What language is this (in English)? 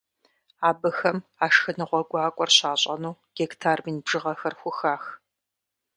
Kabardian